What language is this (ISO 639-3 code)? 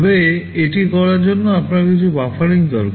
ben